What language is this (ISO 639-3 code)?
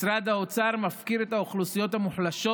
heb